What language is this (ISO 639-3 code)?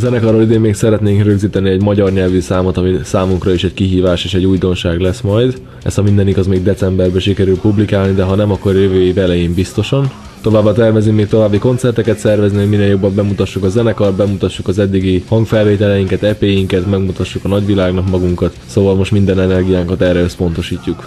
hun